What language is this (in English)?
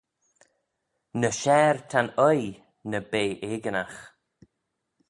Manx